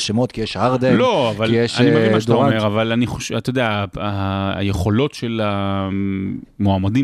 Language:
Hebrew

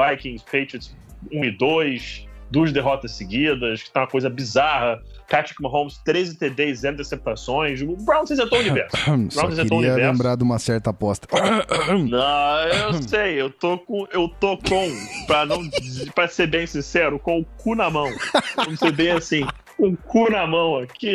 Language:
Portuguese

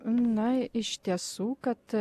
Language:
Lithuanian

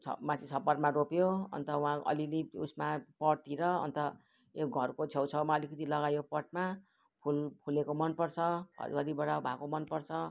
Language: Nepali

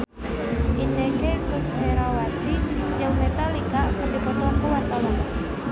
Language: Sundanese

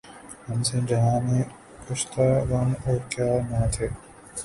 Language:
Urdu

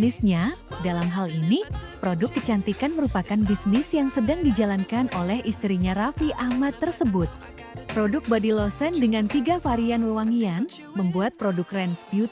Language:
Indonesian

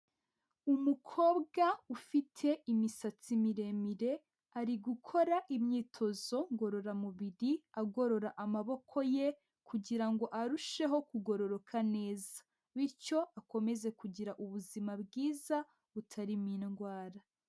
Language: Kinyarwanda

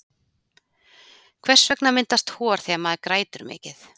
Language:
Icelandic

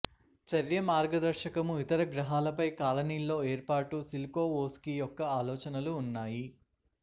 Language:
Telugu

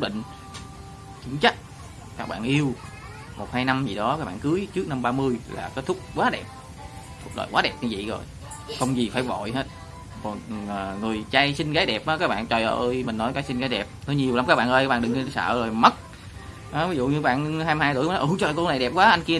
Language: Vietnamese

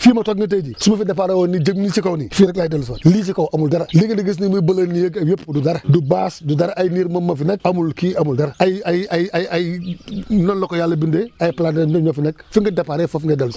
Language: Wolof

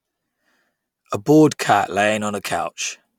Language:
English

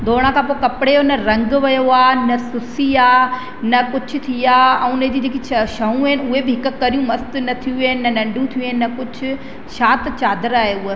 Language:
Sindhi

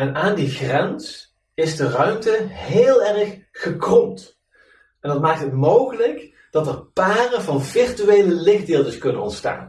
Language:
Dutch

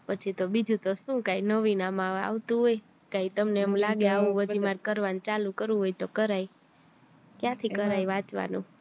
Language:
Gujarati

